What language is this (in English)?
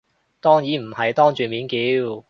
Cantonese